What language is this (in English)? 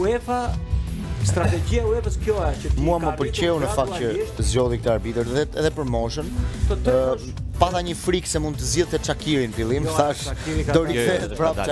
Romanian